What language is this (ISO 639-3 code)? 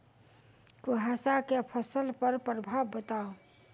mai